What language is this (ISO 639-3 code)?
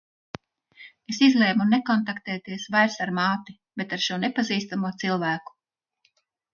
lav